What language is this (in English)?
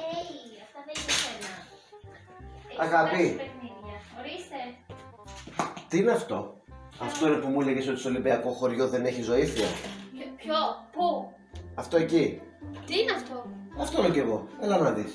Greek